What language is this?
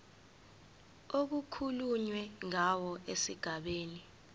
Zulu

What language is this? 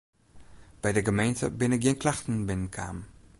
Western Frisian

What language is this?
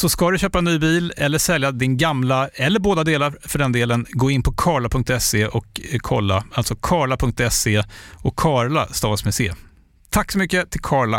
Swedish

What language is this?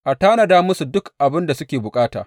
Hausa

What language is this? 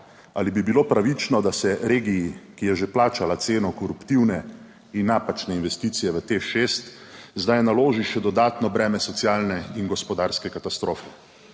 Slovenian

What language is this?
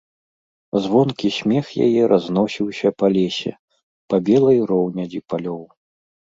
Belarusian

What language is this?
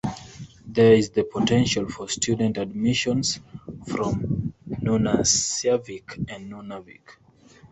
English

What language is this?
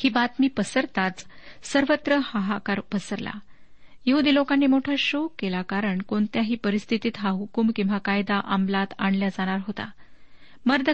Marathi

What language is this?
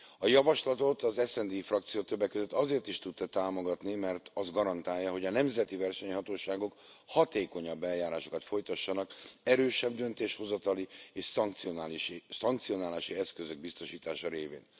Hungarian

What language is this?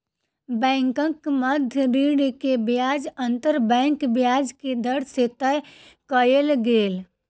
Maithili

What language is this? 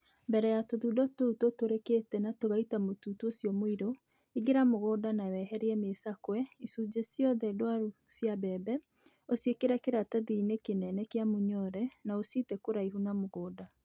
Kikuyu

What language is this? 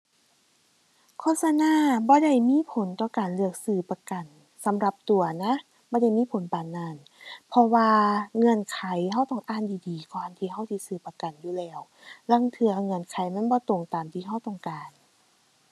Thai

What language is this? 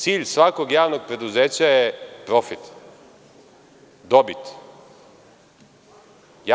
Serbian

